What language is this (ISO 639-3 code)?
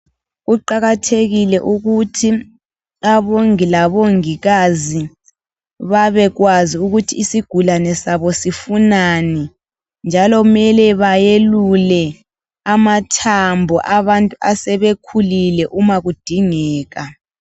nde